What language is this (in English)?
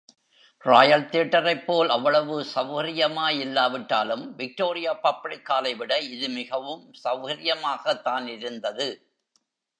Tamil